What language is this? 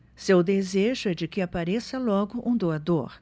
Portuguese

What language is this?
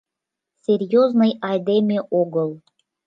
Mari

